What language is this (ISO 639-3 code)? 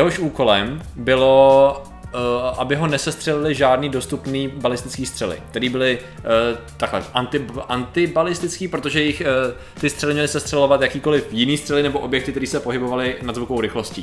ces